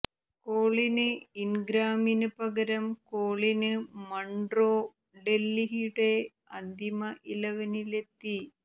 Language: Malayalam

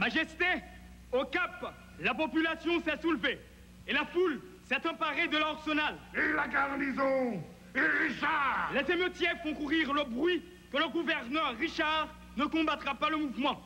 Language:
French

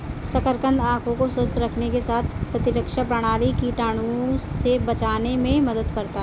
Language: Hindi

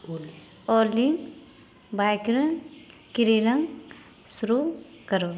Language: Maithili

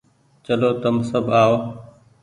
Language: Goaria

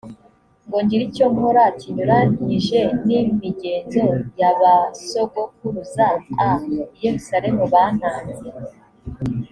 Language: Kinyarwanda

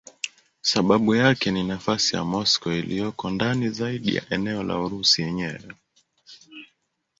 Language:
Swahili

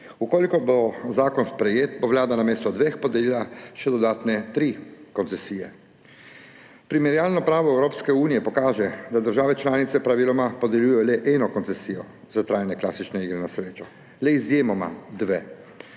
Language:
Slovenian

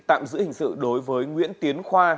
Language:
Vietnamese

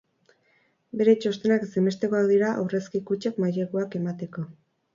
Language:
Basque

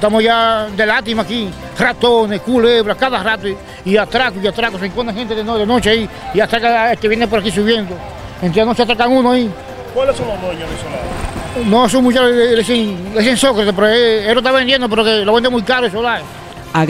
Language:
Spanish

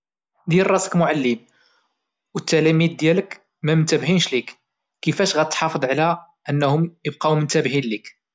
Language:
Moroccan Arabic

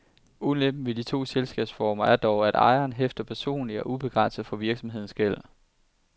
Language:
Danish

